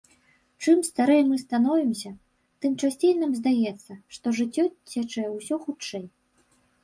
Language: Belarusian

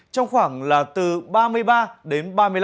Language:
Vietnamese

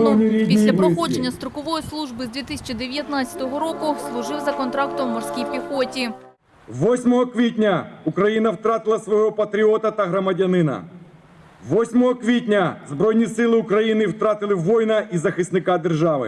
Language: Ukrainian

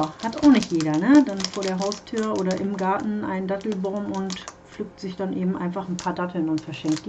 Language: German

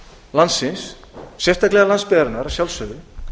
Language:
Icelandic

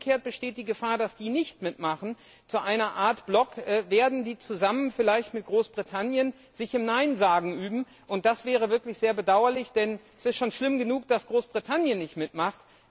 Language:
German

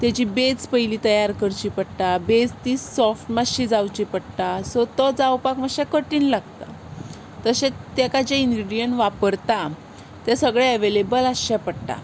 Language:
Konkani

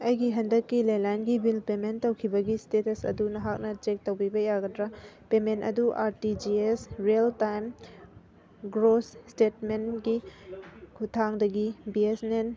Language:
Manipuri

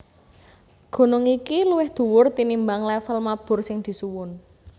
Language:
Javanese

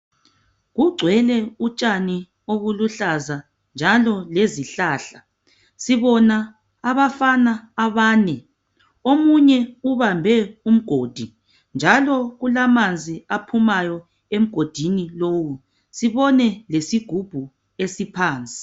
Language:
North Ndebele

